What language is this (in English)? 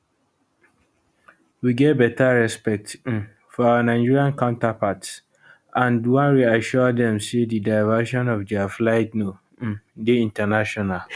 Nigerian Pidgin